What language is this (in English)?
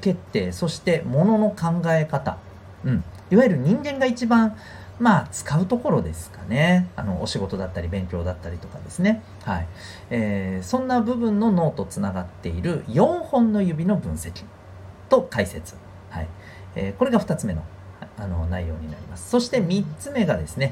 Japanese